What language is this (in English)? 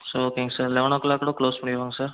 Tamil